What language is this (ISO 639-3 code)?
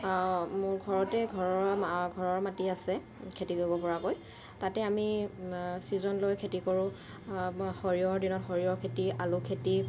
asm